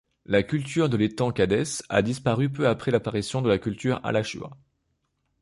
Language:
French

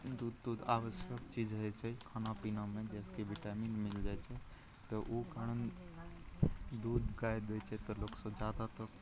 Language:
Maithili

